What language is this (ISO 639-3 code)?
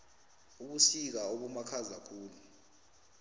nbl